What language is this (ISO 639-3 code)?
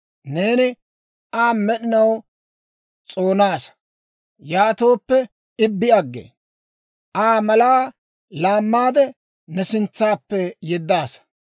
dwr